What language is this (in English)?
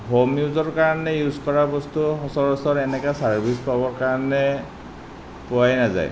Assamese